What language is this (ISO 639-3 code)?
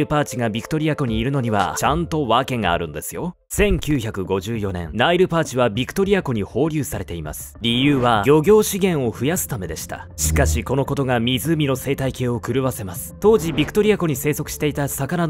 jpn